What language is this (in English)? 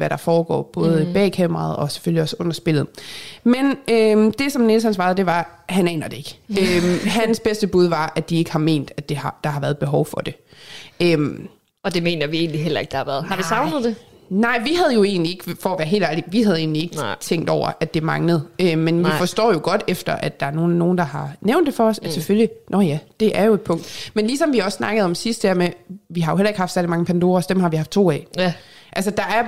Danish